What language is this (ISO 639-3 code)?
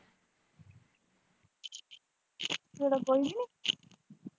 pan